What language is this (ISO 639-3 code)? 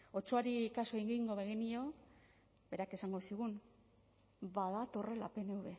eus